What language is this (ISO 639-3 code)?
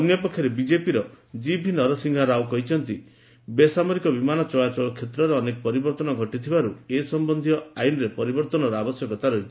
ori